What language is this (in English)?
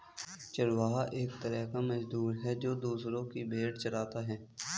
Hindi